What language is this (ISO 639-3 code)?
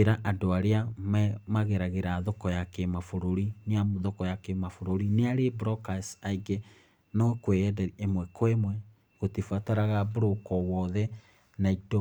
kik